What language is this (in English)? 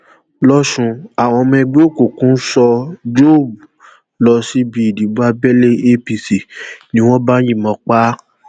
Yoruba